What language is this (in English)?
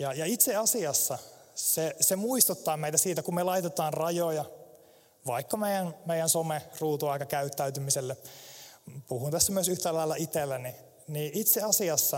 Finnish